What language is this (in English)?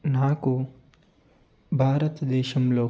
Telugu